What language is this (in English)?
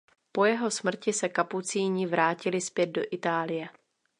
Czech